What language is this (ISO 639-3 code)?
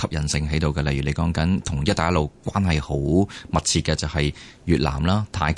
zho